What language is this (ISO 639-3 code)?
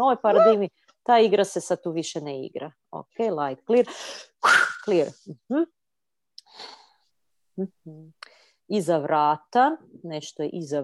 hrv